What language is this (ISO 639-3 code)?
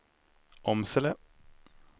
swe